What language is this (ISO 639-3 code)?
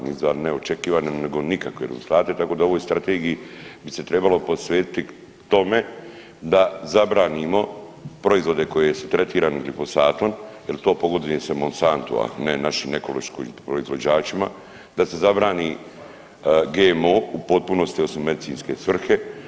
hrv